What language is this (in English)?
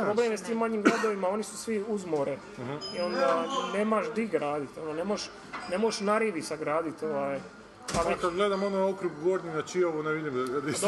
Croatian